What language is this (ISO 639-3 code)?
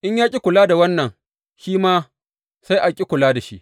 hau